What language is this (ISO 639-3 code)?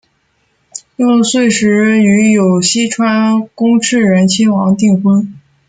zho